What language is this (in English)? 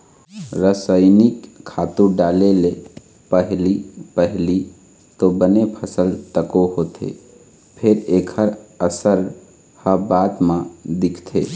Chhattisgarhi